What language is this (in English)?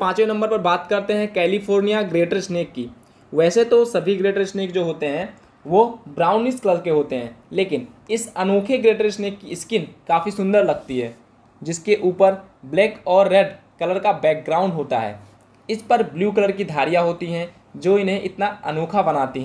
Hindi